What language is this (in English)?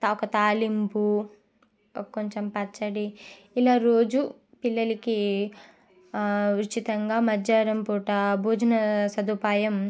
Telugu